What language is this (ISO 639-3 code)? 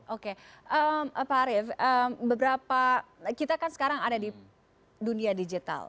ind